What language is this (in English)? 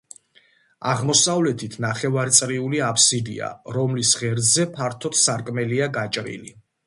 Georgian